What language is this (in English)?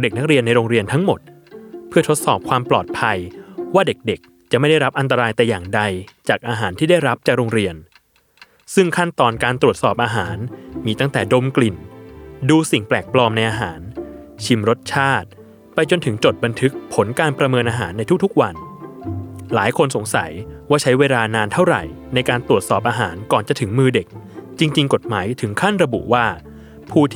Thai